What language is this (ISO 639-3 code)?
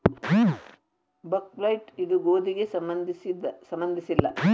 kan